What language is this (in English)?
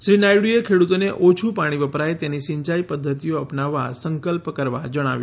Gujarati